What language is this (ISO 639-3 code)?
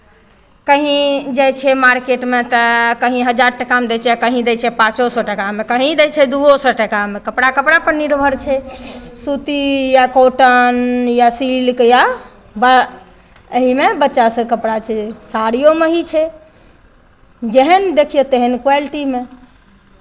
mai